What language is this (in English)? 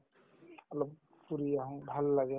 Assamese